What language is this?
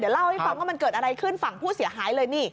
Thai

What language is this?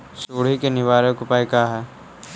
Magahi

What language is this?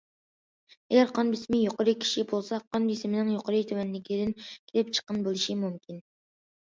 Uyghur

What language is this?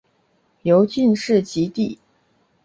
Chinese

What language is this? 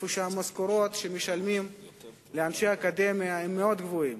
Hebrew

